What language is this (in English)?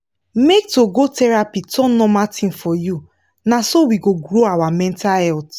Nigerian Pidgin